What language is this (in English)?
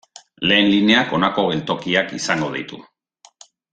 Basque